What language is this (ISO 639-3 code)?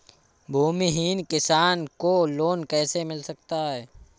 hin